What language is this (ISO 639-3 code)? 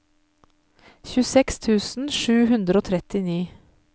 nor